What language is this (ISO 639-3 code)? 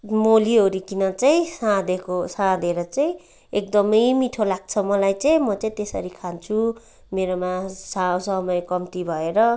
nep